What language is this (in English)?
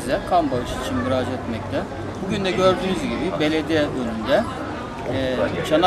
Turkish